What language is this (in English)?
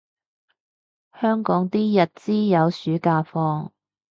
Cantonese